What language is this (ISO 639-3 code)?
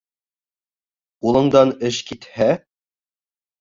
bak